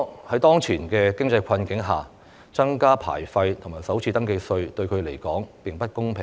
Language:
Cantonese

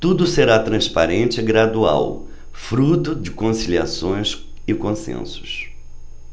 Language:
Portuguese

